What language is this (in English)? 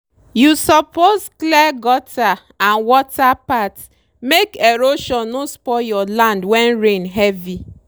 Nigerian Pidgin